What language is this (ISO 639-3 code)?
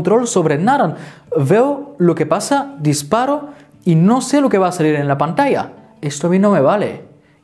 spa